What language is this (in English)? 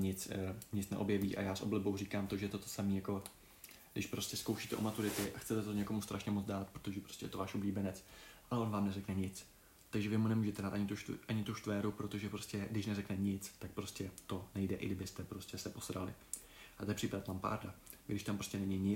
Czech